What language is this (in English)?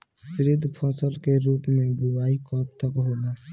Bhojpuri